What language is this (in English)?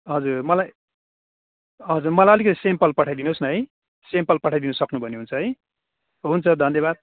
Nepali